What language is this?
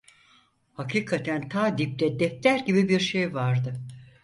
Turkish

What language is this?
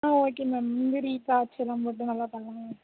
Tamil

